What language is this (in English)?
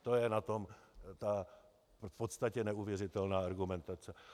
Czech